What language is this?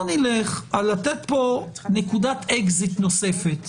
Hebrew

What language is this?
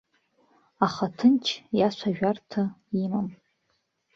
Abkhazian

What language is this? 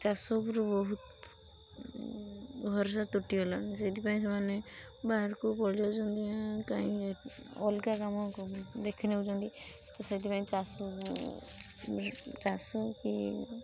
Odia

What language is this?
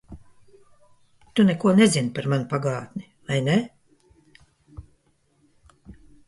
Latvian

